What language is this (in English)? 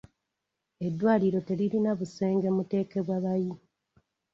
Ganda